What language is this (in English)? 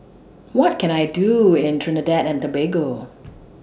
English